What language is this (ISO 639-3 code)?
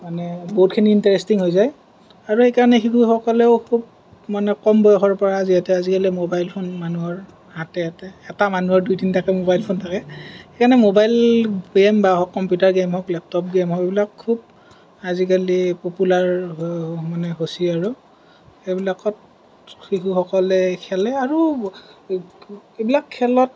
asm